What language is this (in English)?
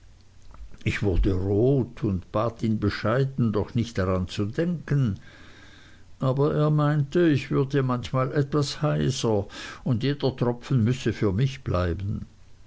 German